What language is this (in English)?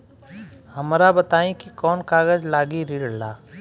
Bhojpuri